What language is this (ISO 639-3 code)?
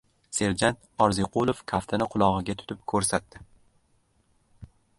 uzb